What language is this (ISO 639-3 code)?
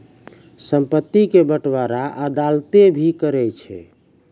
mai